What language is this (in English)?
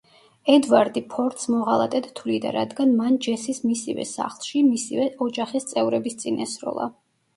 Georgian